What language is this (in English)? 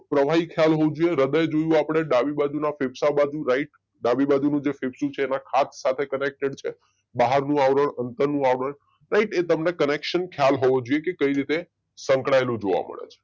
Gujarati